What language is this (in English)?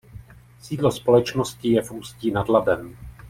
Czech